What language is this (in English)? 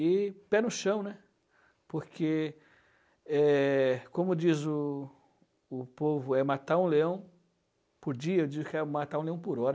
Portuguese